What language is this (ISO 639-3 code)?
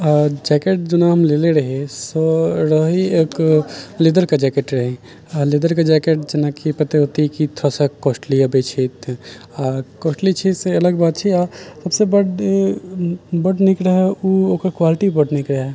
mai